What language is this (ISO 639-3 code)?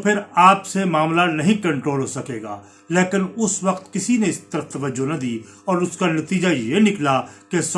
urd